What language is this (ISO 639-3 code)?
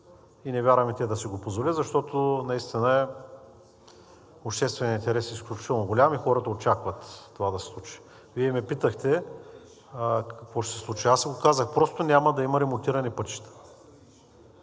bul